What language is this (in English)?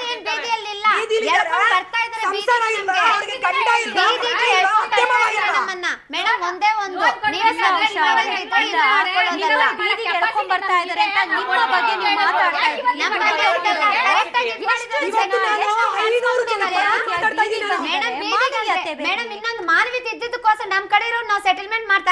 Kannada